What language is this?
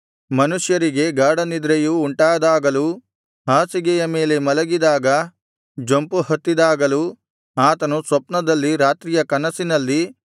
Kannada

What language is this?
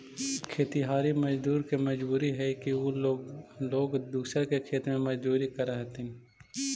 Magahi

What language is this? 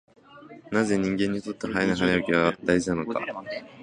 Japanese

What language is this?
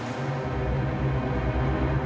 Indonesian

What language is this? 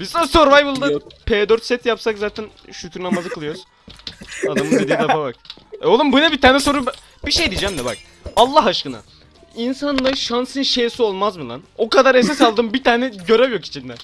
Turkish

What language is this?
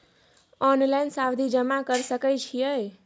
Maithili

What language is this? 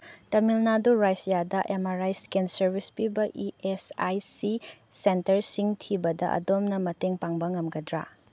Manipuri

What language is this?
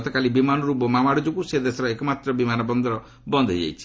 Odia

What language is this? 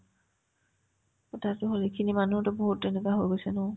Assamese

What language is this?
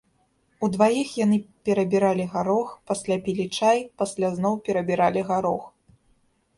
Belarusian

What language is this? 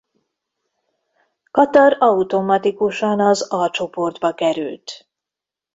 Hungarian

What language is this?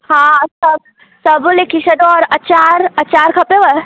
Sindhi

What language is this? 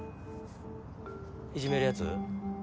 Japanese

